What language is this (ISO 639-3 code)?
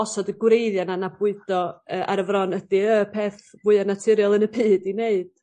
cym